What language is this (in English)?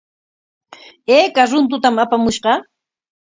Corongo Ancash Quechua